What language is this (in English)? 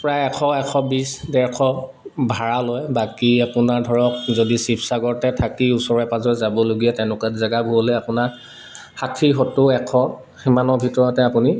Assamese